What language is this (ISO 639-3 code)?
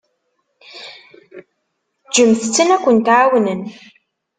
kab